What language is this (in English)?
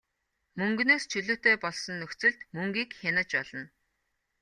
Mongolian